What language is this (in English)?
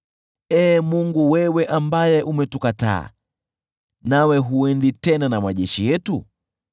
Swahili